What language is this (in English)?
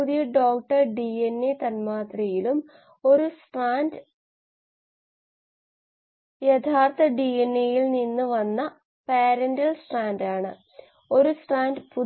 Malayalam